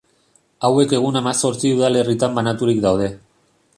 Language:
Basque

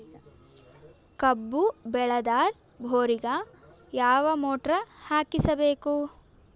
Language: Kannada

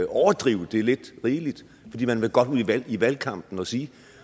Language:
Danish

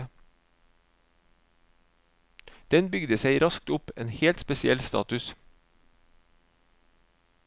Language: Norwegian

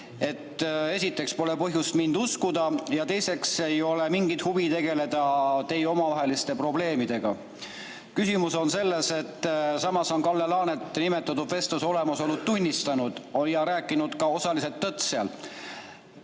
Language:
Estonian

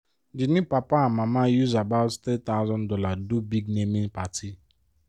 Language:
Nigerian Pidgin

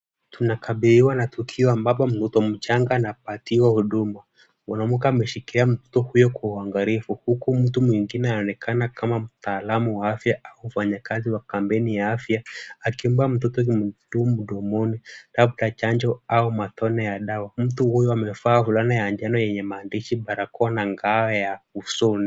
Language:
Swahili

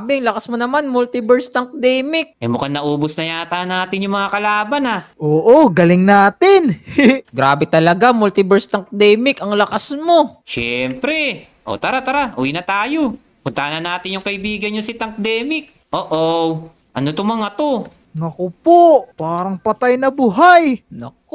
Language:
Filipino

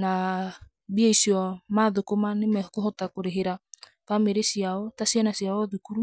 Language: Kikuyu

